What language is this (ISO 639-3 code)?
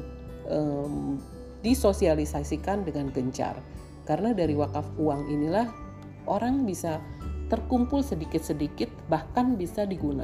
ind